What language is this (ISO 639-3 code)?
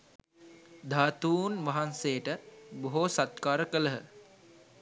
sin